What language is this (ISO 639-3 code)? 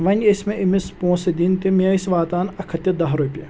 kas